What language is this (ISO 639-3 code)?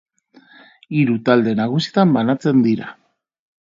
eus